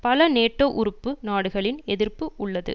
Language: Tamil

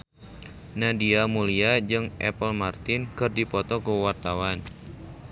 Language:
Sundanese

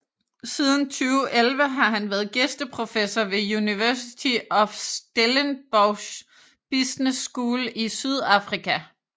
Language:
Danish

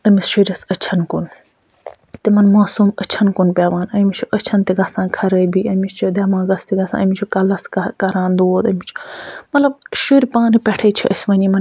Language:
Kashmiri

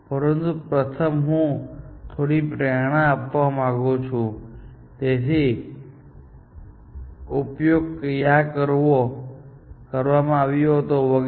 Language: Gujarati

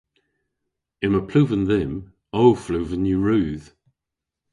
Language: Cornish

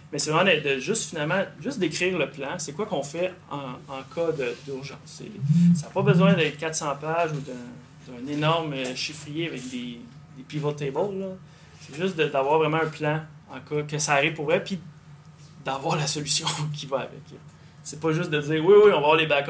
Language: French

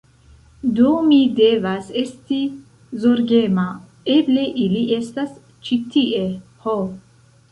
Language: Esperanto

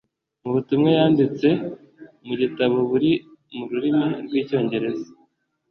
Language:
Kinyarwanda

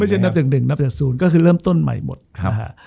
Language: Thai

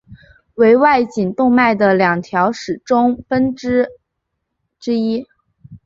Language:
Chinese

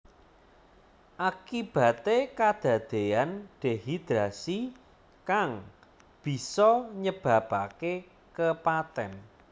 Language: Javanese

